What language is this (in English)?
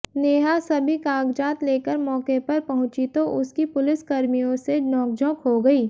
Hindi